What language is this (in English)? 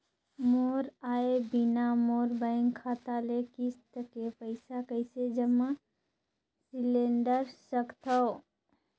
Chhattisgarhi